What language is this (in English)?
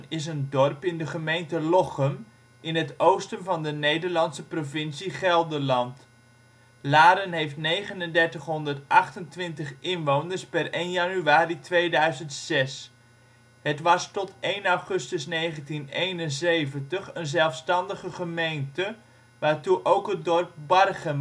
Dutch